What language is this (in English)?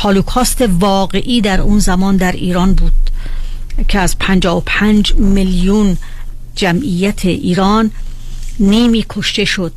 Persian